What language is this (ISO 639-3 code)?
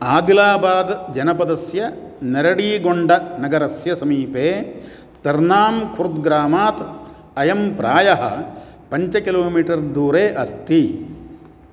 san